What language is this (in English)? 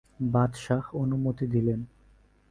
Bangla